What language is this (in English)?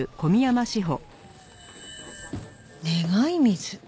Japanese